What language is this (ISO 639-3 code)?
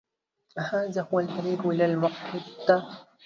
ara